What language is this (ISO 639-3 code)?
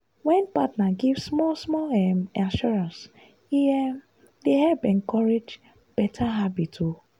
pcm